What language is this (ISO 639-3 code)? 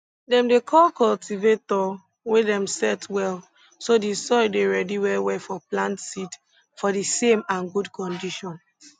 pcm